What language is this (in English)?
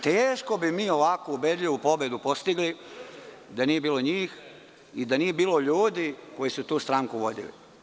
Serbian